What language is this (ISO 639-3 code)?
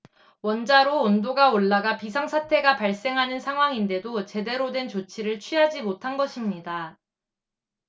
kor